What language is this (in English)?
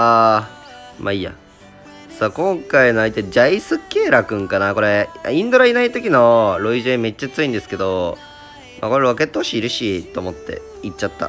Japanese